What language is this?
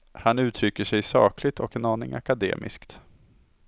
Swedish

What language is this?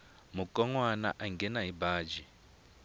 Tsonga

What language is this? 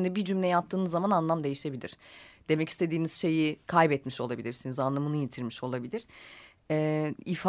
Turkish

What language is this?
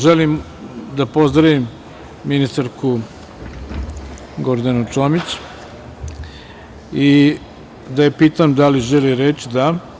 Serbian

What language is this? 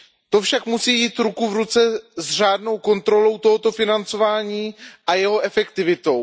Czech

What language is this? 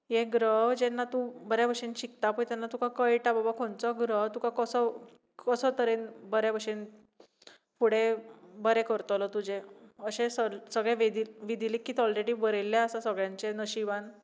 Konkani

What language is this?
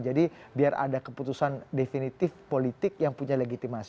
Indonesian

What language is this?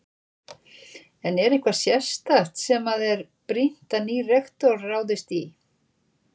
Icelandic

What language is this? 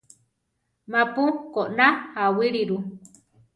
Central Tarahumara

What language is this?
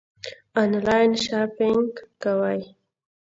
Pashto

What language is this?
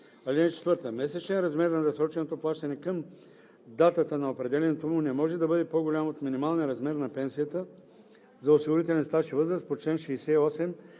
Bulgarian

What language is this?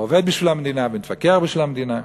Hebrew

